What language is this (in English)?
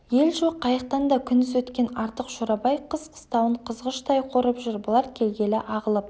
Kazakh